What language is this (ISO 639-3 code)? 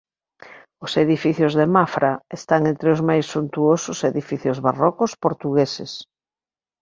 glg